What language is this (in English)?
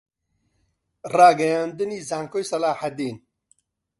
Central Kurdish